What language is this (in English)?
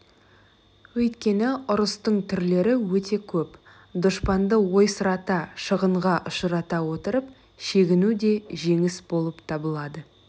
Kazakh